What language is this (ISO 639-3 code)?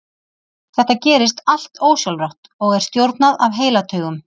isl